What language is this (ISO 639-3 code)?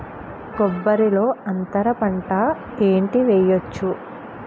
tel